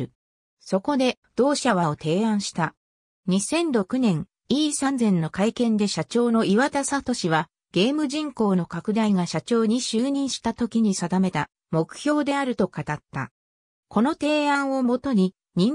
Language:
Japanese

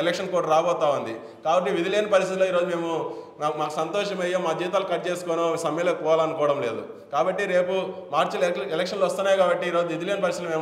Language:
Telugu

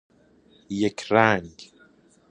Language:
Persian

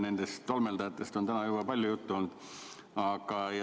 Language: Estonian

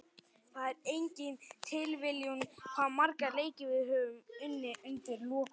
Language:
Icelandic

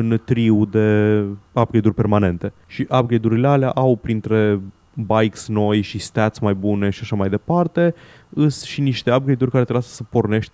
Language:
Romanian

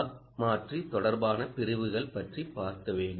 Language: Tamil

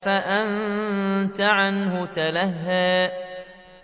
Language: Arabic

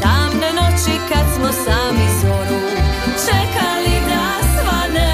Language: Croatian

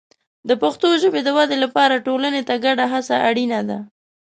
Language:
Pashto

